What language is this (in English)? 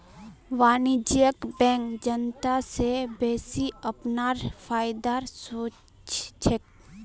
Magahi